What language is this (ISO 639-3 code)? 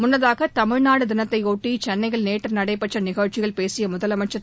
tam